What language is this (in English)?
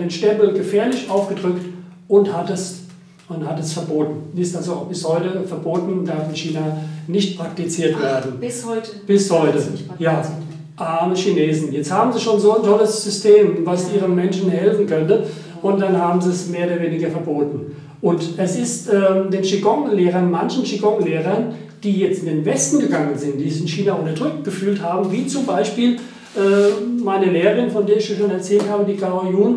German